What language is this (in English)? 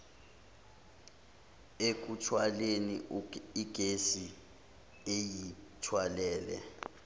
Zulu